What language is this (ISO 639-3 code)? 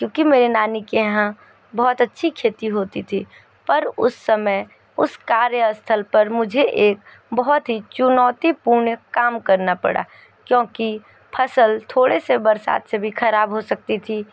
hin